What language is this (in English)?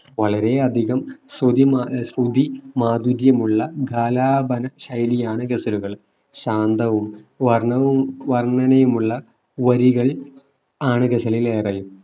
Malayalam